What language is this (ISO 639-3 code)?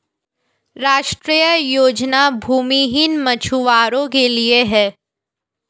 hin